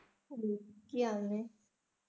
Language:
Punjabi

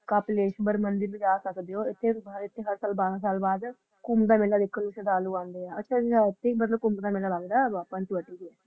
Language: Punjabi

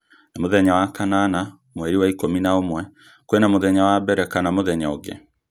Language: Kikuyu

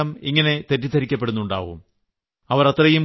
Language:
Malayalam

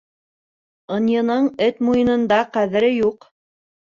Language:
Bashkir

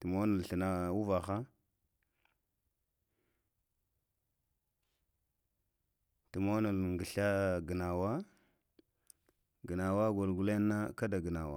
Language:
Lamang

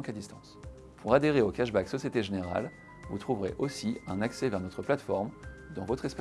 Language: French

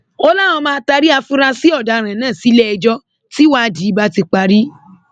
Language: Yoruba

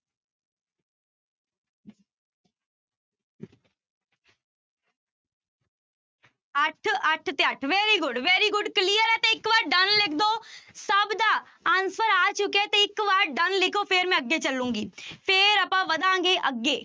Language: Punjabi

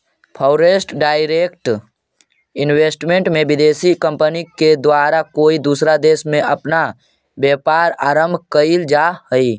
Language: Magahi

